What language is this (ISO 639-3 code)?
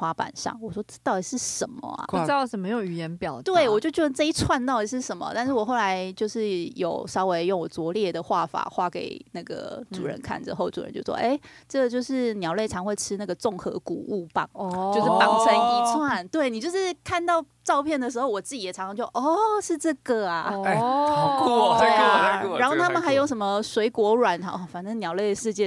zho